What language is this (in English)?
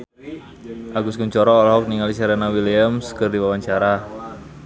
Sundanese